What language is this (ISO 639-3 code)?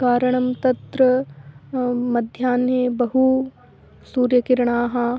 san